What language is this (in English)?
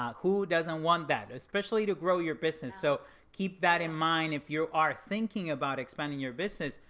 English